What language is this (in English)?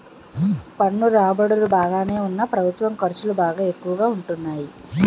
Telugu